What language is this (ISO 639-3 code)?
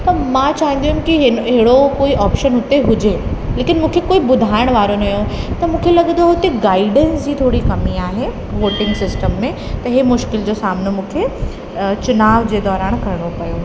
snd